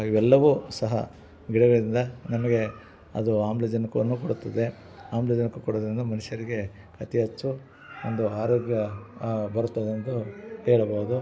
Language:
Kannada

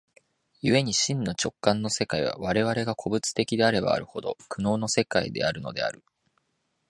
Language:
Japanese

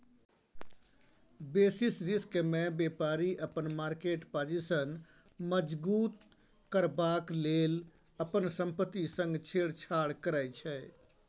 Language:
Maithili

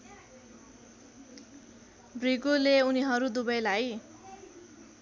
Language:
Nepali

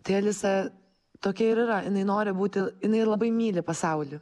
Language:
Lithuanian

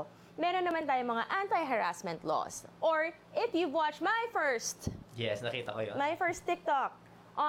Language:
Filipino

